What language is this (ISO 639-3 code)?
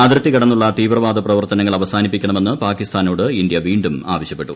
mal